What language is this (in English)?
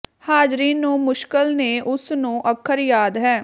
Punjabi